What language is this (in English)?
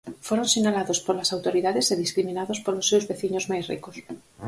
Galician